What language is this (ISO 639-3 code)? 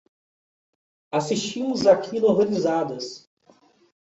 por